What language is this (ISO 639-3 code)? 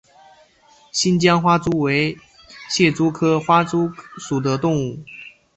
zho